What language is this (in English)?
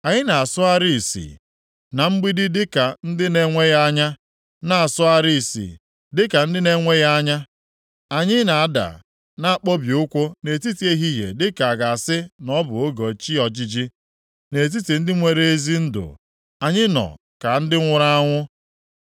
Igbo